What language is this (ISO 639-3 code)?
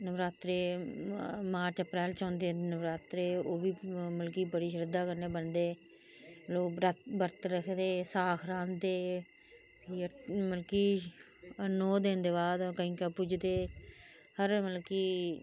doi